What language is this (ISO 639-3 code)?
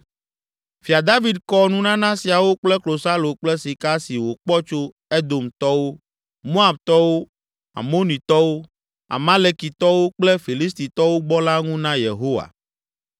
ewe